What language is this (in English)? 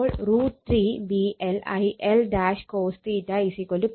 Malayalam